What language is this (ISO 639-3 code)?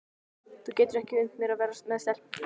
isl